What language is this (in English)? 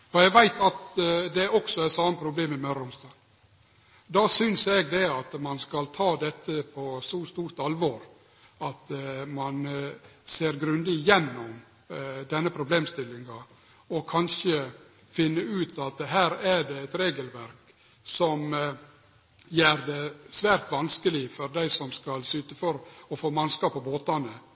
Norwegian Nynorsk